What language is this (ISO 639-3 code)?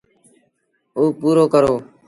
sbn